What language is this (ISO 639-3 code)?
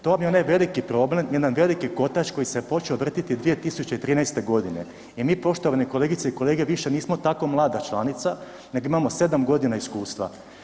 hrv